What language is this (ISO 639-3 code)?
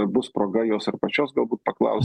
lit